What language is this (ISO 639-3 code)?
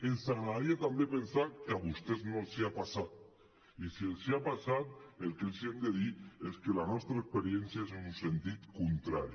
cat